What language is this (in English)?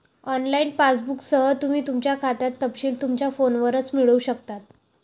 Marathi